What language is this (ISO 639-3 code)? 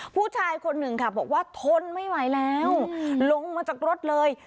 tha